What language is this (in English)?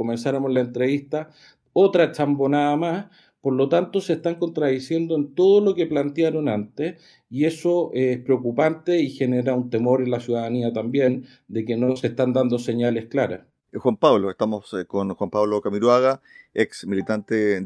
Spanish